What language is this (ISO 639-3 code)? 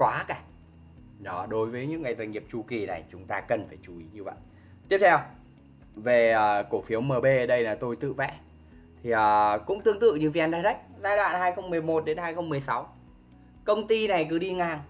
vie